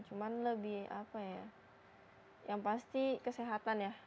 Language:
Indonesian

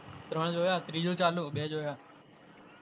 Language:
Gujarati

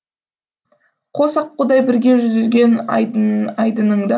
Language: Kazakh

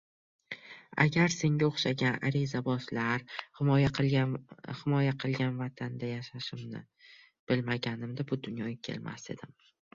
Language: Uzbek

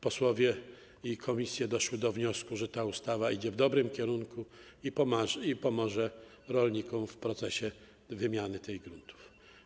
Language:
Polish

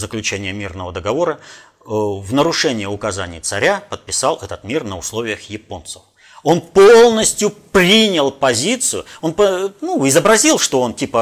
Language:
Russian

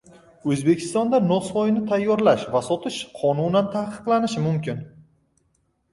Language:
Uzbek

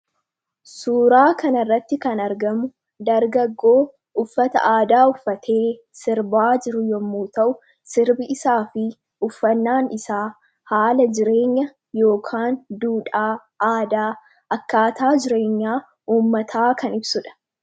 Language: Oromo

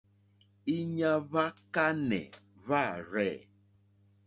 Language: Mokpwe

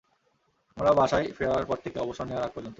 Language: Bangla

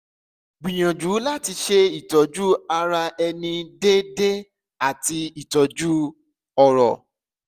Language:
Yoruba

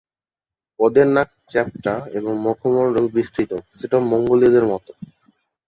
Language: Bangla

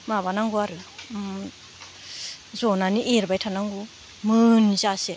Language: Bodo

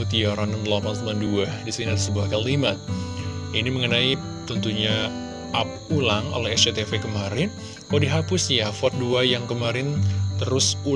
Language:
Indonesian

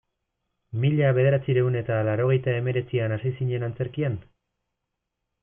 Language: Basque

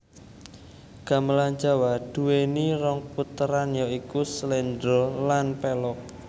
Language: Javanese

